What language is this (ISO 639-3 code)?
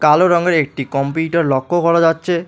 ben